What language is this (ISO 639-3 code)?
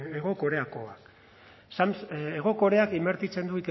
eus